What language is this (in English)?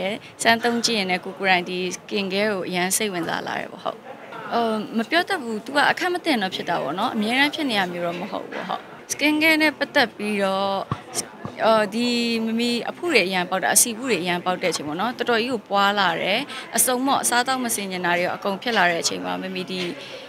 Thai